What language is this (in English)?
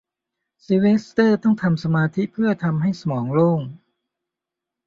Thai